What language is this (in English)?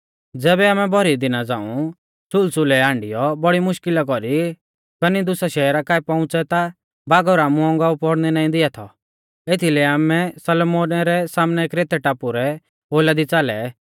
Mahasu Pahari